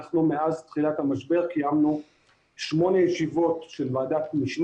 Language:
Hebrew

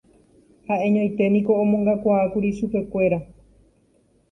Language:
Guarani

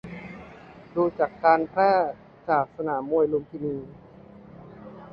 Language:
Thai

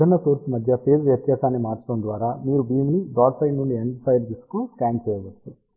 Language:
Telugu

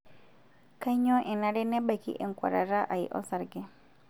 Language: Masai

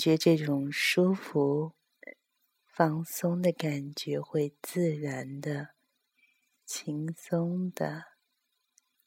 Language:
Chinese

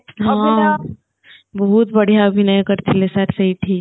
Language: Odia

